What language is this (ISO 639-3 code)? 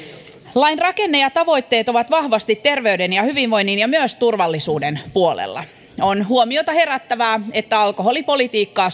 fin